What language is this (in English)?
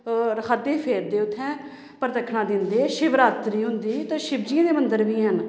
Dogri